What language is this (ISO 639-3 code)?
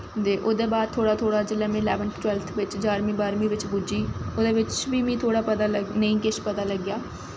doi